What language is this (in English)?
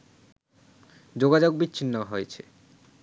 Bangla